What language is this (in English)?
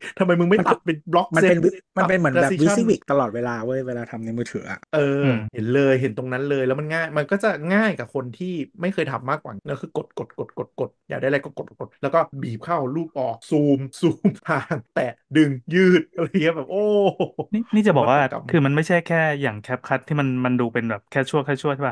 Thai